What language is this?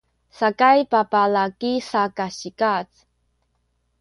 Sakizaya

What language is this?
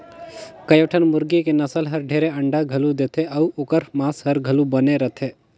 Chhattisgarhi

